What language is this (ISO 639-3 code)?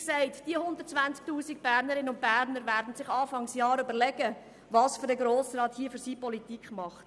gsw